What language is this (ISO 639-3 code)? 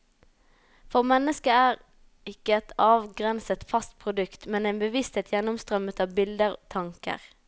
nor